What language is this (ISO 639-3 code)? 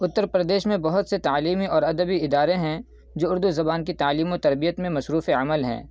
urd